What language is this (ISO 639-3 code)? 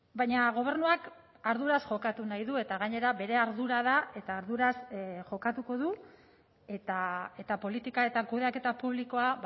eus